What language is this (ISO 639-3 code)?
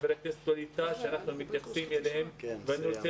heb